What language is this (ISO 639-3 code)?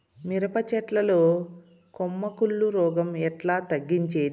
tel